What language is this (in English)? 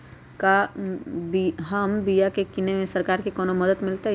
Magahi